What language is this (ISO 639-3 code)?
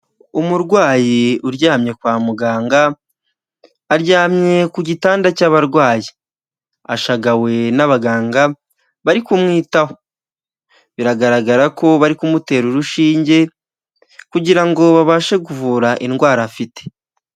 kin